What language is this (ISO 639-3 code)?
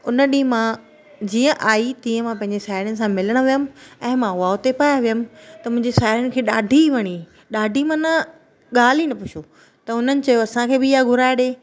snd